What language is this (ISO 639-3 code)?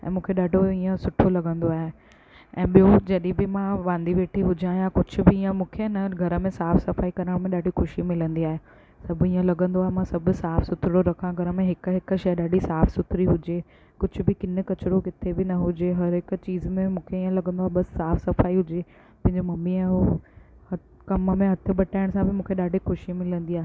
snd